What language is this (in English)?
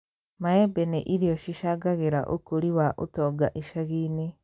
Kikuyu